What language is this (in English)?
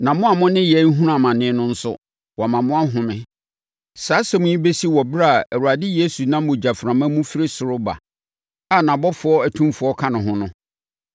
Akan